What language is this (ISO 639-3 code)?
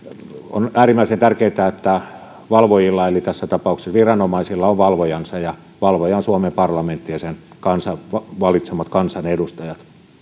fin